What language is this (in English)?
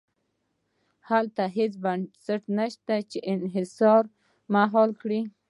Pashto